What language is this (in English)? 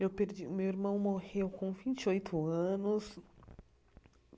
Portuguese